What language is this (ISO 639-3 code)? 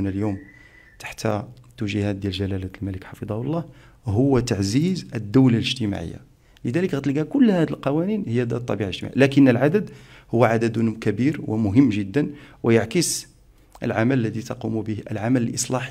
ara